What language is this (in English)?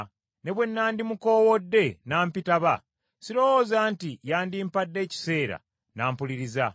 Ganda